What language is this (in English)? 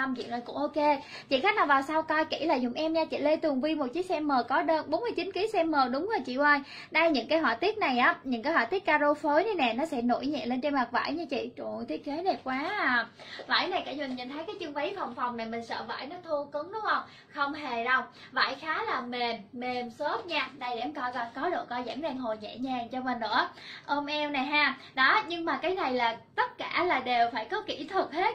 Vietnamese